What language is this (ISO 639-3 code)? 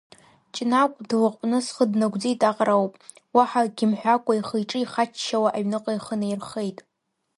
abk